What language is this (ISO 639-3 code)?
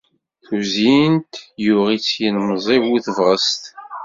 kab